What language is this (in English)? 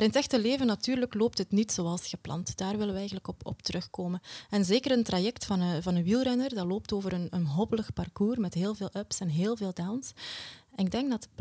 Dutch